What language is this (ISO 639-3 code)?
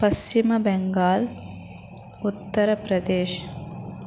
tel